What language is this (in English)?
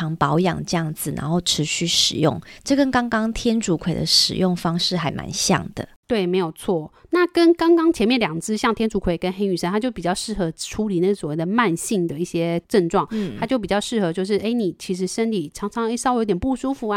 Chinese